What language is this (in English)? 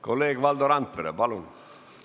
Estonian